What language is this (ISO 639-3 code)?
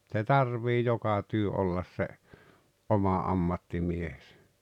fin